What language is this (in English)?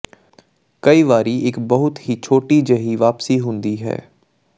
Punjabi